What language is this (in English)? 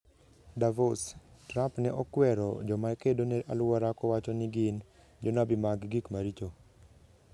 Luo (Kenya and Tanzania)